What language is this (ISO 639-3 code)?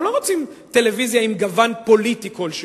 heb